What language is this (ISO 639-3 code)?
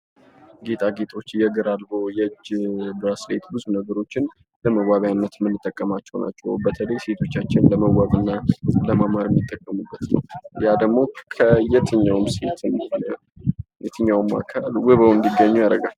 amh